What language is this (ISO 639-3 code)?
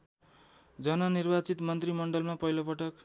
nep